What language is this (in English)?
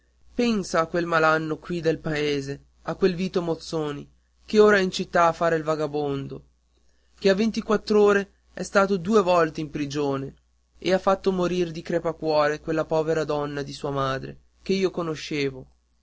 Italian